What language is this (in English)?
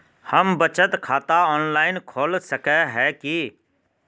Magahi